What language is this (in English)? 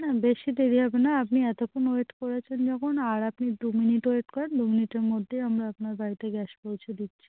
Bangla